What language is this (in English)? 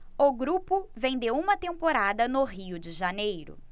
Portuguese